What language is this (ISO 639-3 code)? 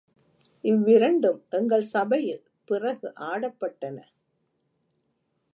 tam